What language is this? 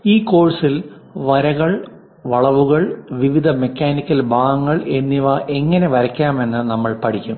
Malayalam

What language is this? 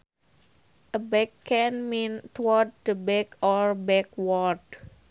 Sundanese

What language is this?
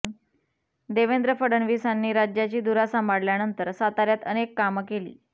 Marathi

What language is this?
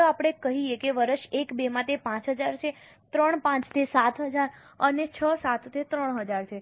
Gujarati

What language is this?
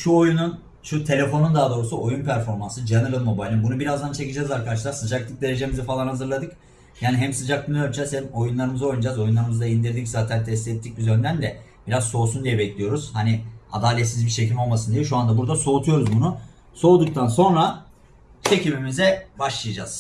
Turkish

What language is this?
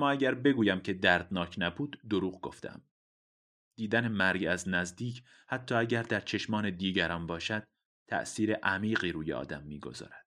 Persian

